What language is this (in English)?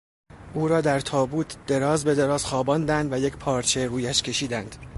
Persian